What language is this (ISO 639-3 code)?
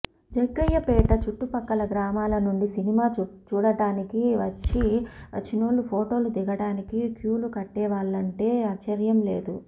tel